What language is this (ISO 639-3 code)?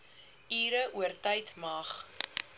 afr